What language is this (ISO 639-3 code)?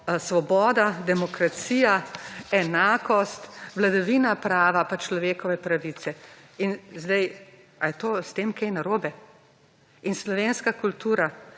slv